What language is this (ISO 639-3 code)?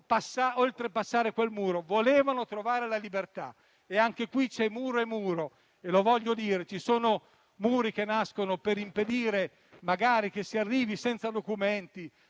ita